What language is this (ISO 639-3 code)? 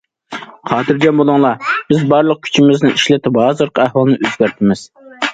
uig